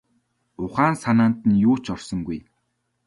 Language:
Mongolian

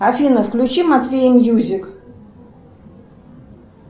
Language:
Russian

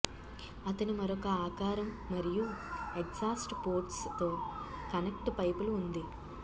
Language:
Telugu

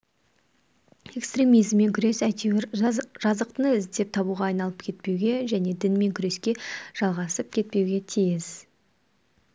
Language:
Kazakh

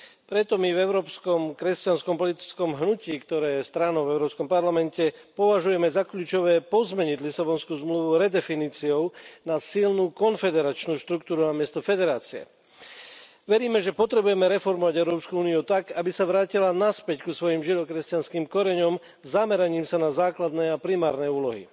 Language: Slovak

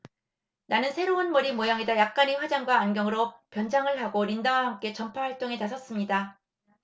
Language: Korean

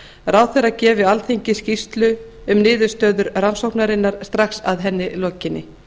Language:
Icelandic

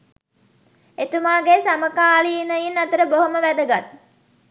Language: Sinhala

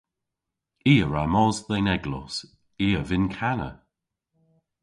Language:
Cornish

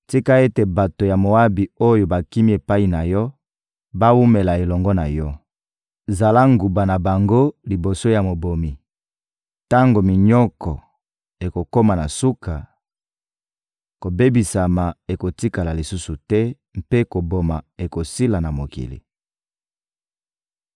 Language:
Lingala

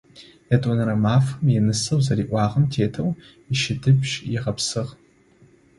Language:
Adyghe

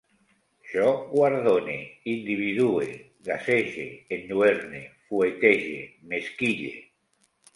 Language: Catalan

